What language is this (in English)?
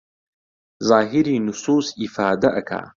Central Kurdish